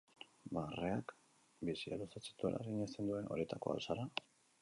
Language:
Basque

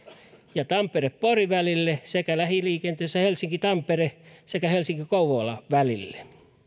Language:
Finnish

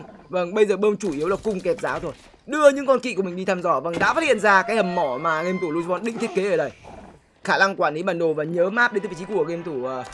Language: Vietnamese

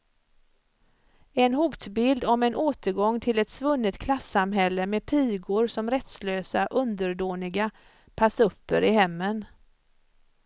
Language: Swedish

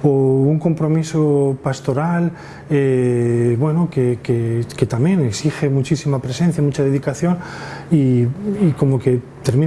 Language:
Spanish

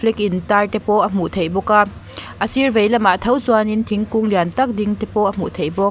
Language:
Mizo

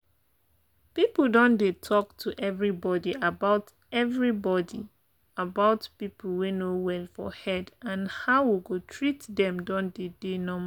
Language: Nigerian Pidgin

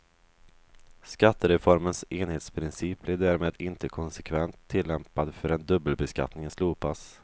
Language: Swedish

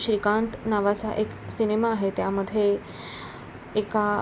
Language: Marathi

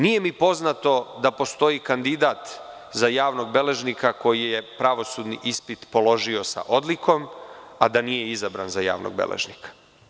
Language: Serbian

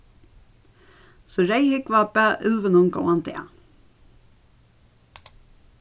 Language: Faroese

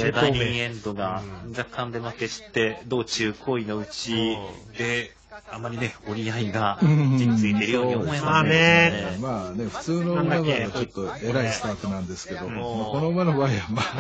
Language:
Japanese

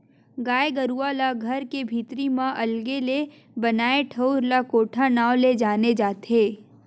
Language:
Chhattisgarhi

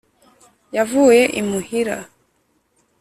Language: Kinyarwanda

